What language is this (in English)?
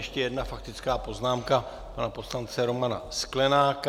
Czech